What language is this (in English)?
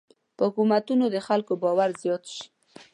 Pashto